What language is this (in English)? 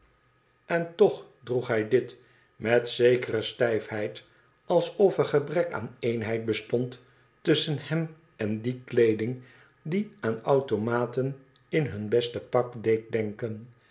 Dutch